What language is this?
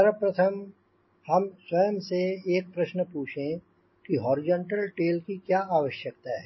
Hindi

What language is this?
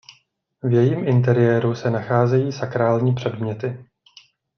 Czech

